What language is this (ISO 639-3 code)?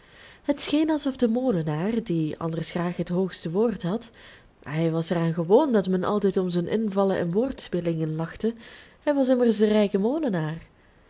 nld